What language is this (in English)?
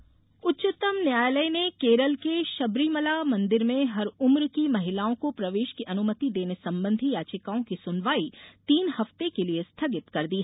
Hindi